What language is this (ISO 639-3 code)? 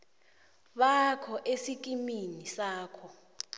nbl